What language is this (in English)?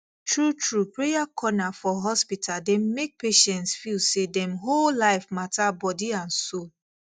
Nigerian Pidgin